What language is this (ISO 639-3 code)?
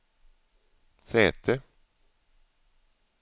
swe